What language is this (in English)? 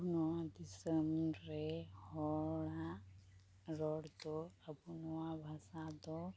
Santali